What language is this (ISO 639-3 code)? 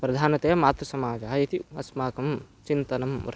san